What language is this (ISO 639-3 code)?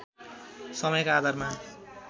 nep